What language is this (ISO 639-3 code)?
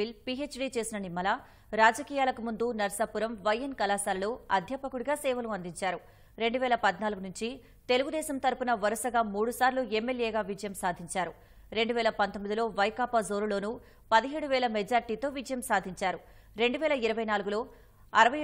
tel